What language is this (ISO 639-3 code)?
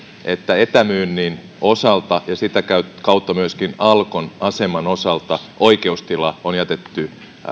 fin